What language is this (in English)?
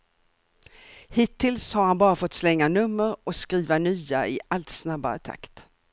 Swedish